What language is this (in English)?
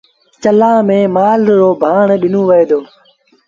Sindhi Bhil